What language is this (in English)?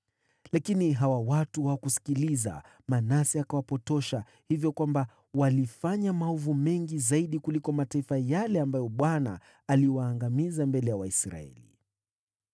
Swahili